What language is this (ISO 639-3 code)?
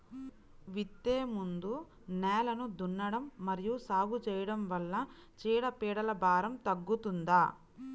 tel